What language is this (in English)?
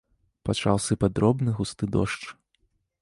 Belarusian